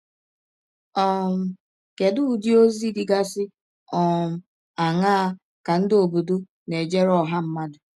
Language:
Igbo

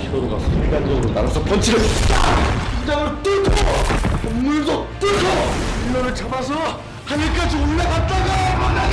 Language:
Korean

